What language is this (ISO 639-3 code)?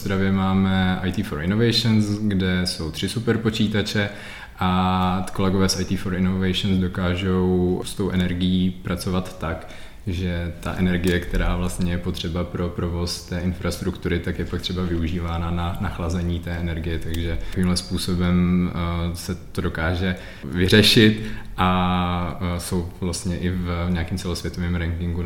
ces